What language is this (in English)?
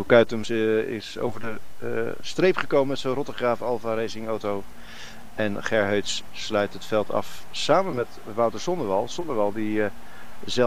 Dutch